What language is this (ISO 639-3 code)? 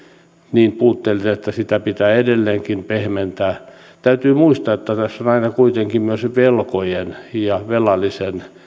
fin